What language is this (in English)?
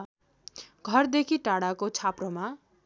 Nepali